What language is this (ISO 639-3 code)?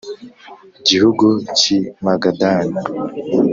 kin